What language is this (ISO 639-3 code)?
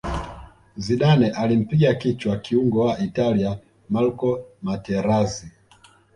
swa